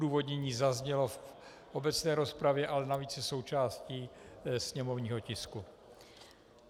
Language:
Czech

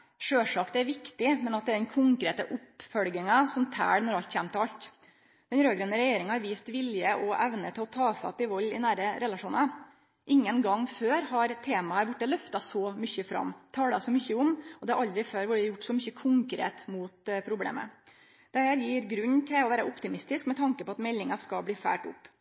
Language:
Norwegian Nynorsk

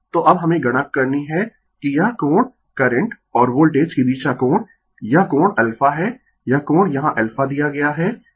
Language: Hindi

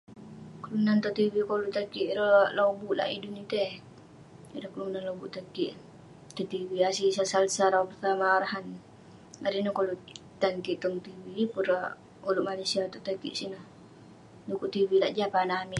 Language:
Western Penan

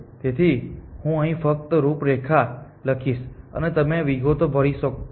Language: Gujarati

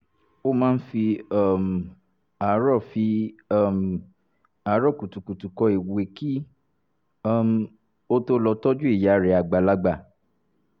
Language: Yoruba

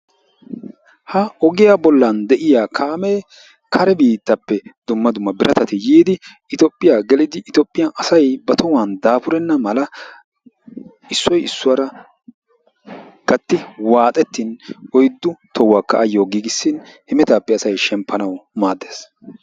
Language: Wolaytta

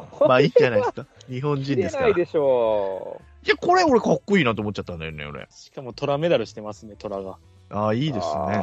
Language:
Japanese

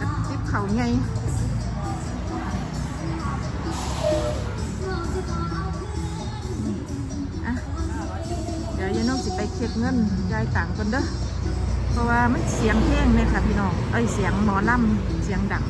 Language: Thai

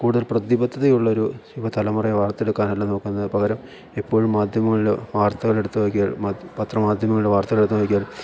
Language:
Malayalam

